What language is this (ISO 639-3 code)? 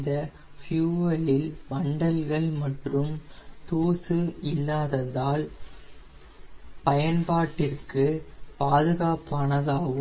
tam